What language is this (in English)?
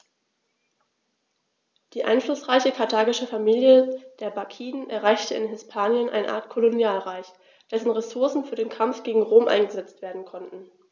German